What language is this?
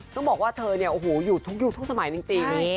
Thai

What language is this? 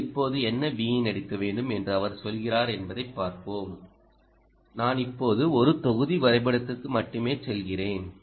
Tamil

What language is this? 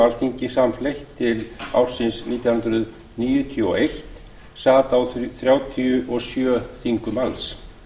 Icelandic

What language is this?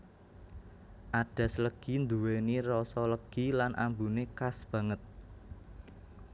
Javanese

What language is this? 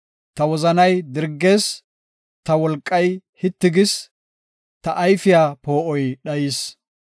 Gofa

